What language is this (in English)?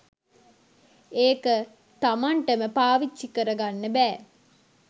Sinhala